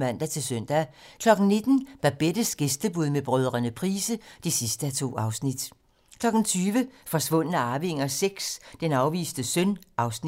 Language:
Danish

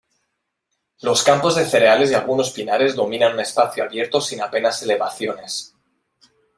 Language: Spanish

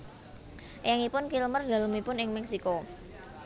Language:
Javanese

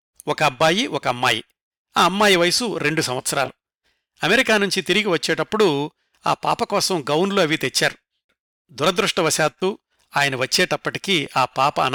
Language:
Telugu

